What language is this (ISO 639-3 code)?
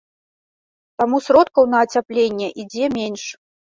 bel